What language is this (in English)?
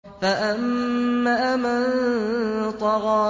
Arabic